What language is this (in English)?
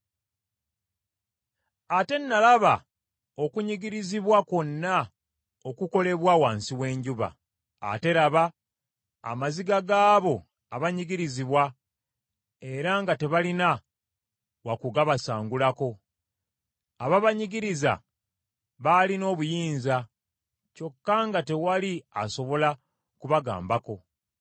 Ganda